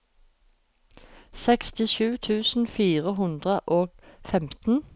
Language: Norwegian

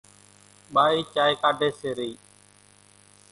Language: Kachi Koli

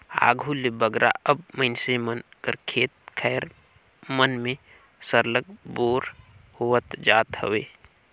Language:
Chhattisgarhi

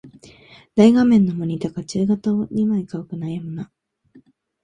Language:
Japanese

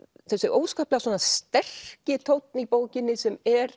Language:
Icelandic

